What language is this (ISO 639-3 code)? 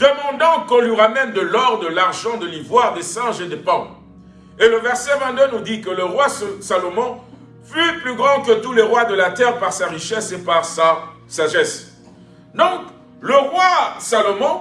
fra